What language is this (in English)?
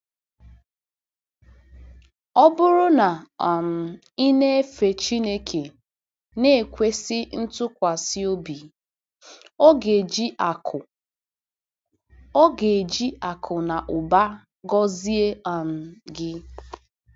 Igbo